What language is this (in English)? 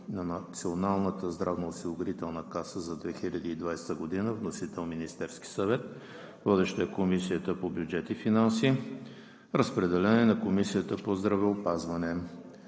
Bulgarian